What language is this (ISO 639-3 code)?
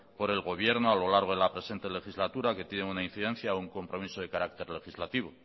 spa